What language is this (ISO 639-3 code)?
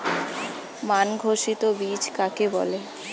ben